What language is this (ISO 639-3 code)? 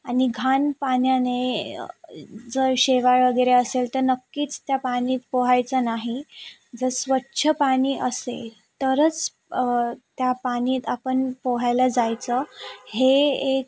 mar